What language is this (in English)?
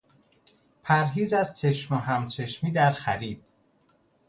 Persian